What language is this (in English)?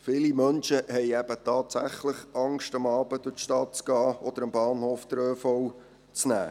Swiss German